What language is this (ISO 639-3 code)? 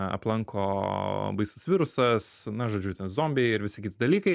lit